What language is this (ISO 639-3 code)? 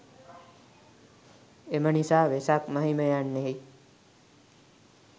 sin